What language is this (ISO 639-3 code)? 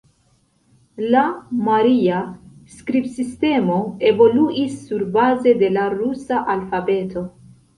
epo